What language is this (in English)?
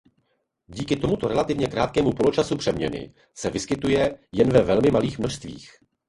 Czech